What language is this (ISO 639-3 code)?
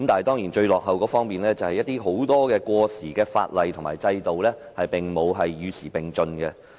yue